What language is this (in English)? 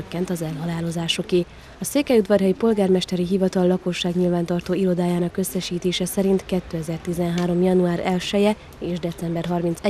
Hungarian